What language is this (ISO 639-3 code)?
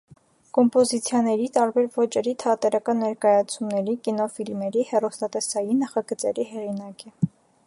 hye